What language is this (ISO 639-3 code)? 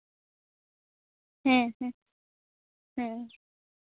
sat